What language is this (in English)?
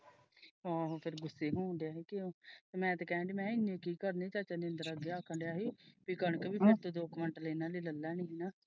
Punjabi